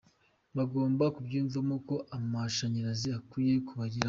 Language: Kinyarwanda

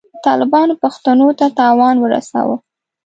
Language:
Pashto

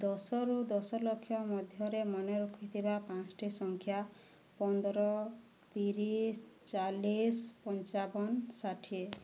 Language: Odia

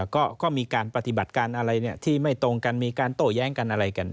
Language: Thai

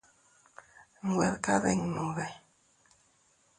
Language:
Teutila Cuicatec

